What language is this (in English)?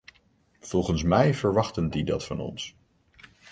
Dutch